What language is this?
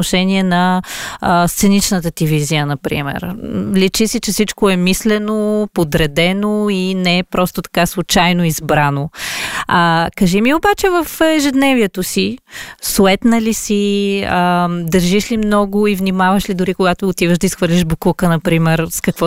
Bulgarian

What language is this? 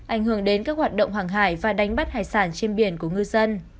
Vietnamese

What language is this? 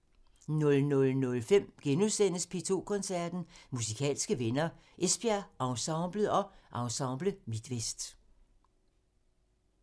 Danish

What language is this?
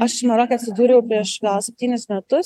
Lithuanian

